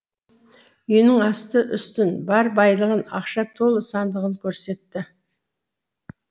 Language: Kazakh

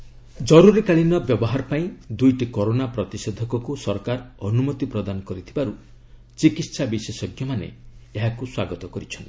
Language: Odia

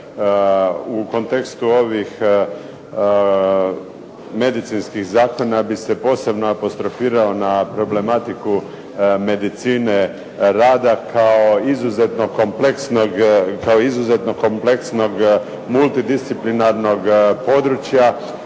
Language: Croatian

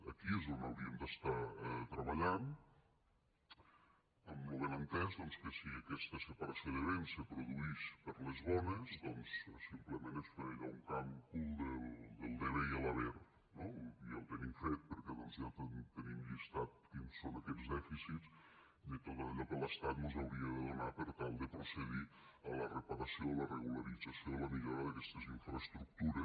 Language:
Catalan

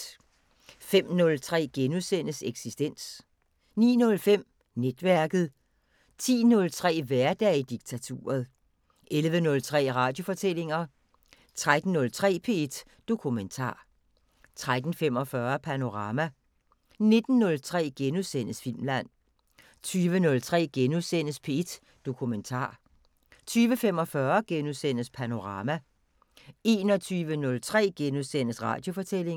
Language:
Danish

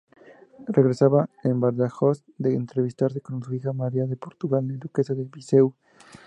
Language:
Spanish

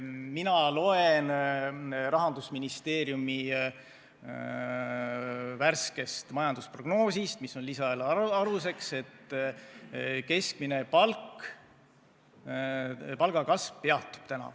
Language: Estonian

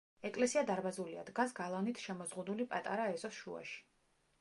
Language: Georgian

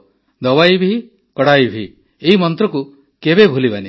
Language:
Odia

